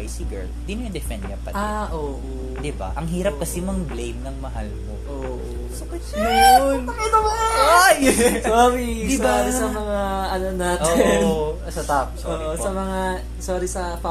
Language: Filipino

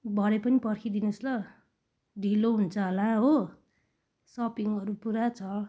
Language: Nepali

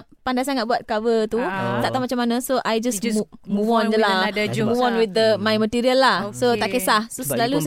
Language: Malay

